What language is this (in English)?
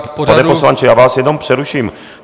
Czech